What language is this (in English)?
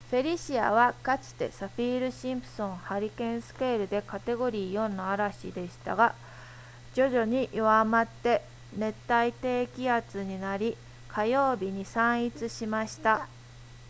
Japanese